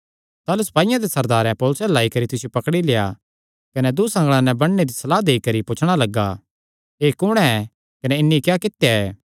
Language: Kangri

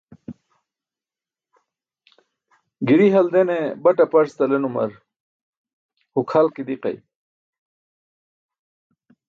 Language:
Burushaski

